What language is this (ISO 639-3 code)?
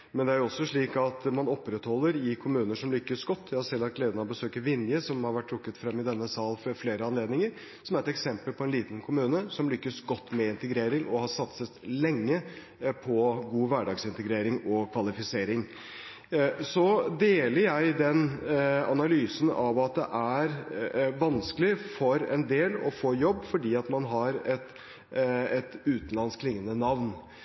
nob